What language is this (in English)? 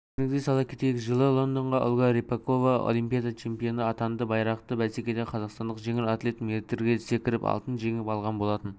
Kazakh